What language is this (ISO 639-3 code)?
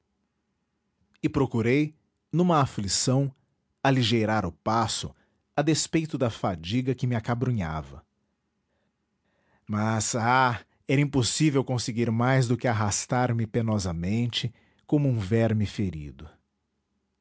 por